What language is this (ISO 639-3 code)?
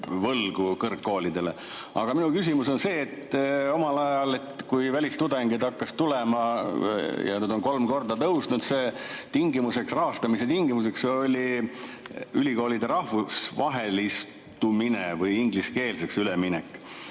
est